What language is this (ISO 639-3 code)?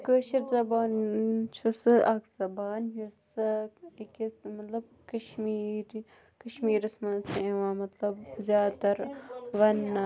kas